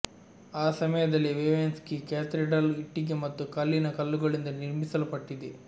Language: Kannada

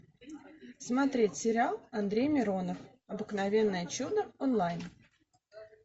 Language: Russian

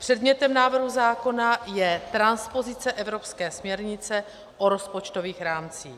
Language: Czech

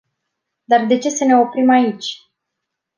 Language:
Romanian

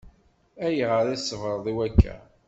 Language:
Kabyle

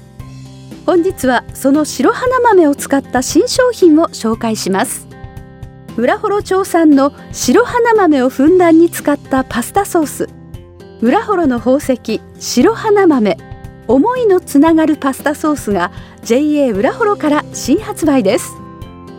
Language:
Japanese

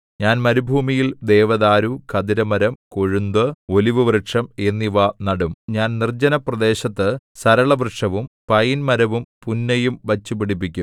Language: Malayalam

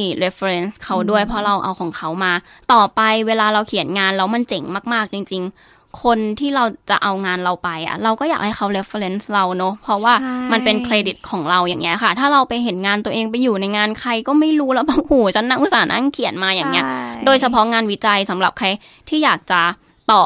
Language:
Thai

